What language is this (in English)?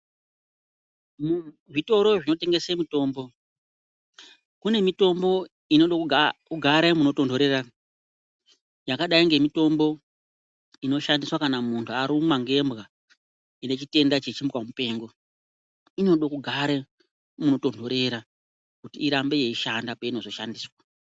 Ndau